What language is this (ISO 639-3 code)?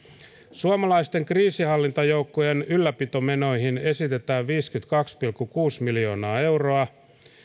fin